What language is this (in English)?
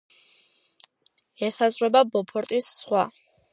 Georgian